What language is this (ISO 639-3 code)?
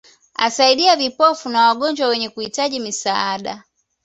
swa